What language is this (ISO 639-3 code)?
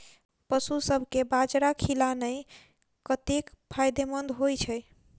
mai